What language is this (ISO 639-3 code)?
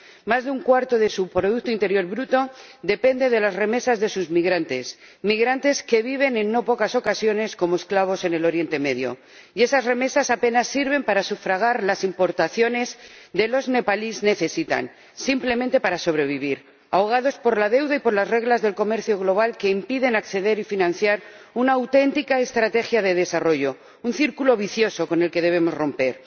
spa